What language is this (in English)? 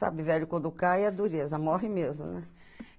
Portuguese